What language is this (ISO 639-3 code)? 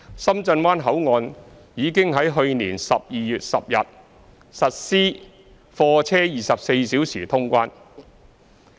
yue